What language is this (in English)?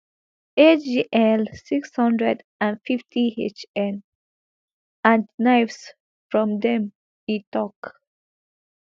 Nigerian Pidgin